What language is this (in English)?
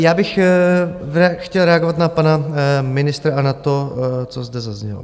Czech